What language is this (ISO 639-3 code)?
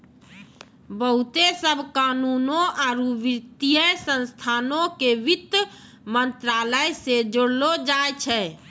mai